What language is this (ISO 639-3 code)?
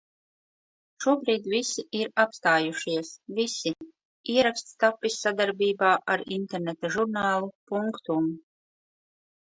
lav